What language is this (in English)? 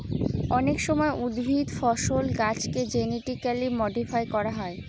Bangla